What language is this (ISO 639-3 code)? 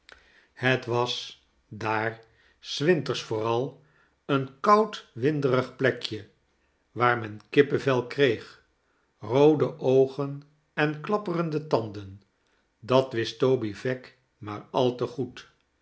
nld